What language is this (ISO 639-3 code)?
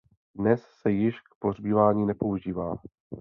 ces